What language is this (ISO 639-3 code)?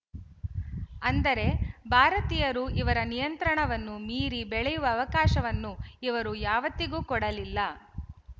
kan